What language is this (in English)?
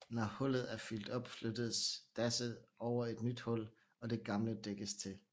Danish